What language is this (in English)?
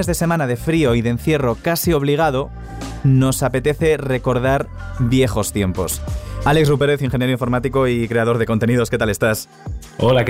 Spanish